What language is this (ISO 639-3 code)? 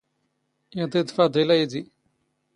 zgh